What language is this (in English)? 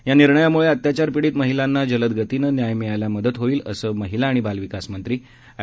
Marathi